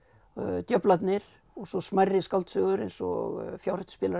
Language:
Icelandic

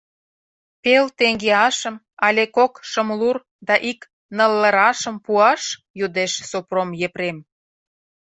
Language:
Mari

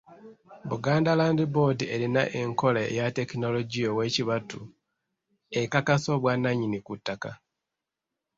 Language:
Ganda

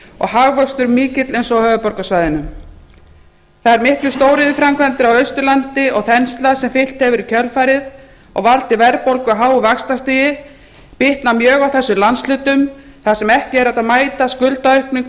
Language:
Icelandic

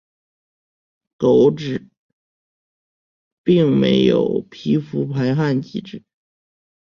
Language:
Chinese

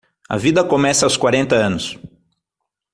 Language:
Portuguese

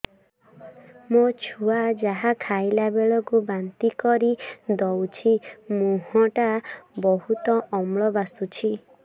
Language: Odia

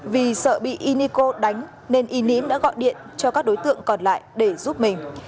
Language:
Vietnamese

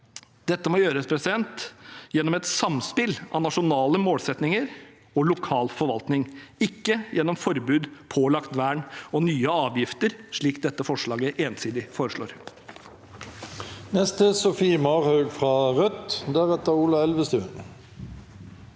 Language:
Norwegian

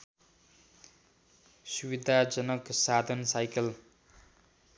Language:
Nepali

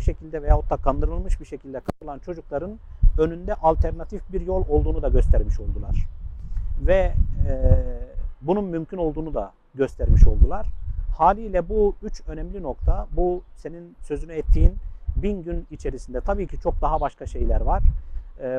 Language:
Turkish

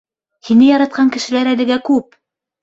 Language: Bashkir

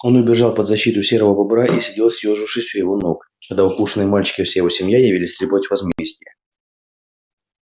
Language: Russian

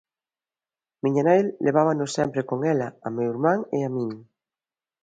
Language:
Galician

